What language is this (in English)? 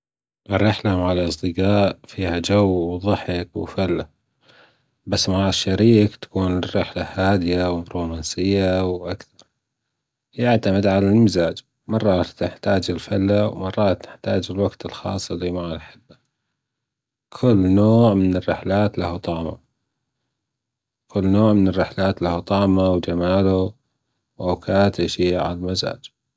Gulf Arabic